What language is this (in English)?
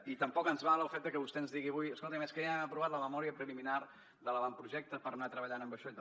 Catalan